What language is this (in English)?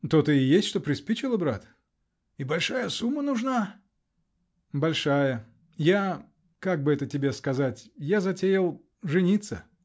Russian